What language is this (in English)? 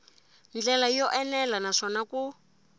Tsonga